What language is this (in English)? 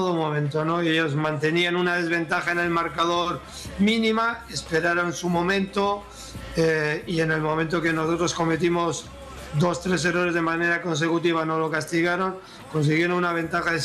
Spanish